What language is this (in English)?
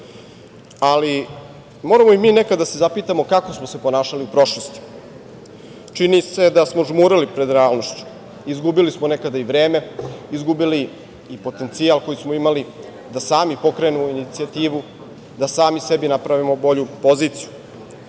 Serbian